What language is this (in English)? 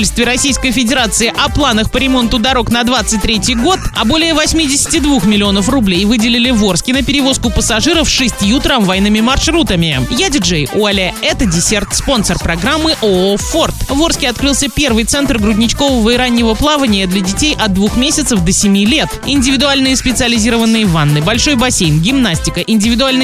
Russian